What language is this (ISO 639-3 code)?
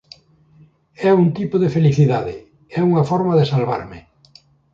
glg